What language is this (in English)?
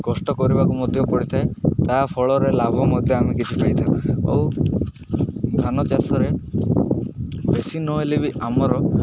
Odia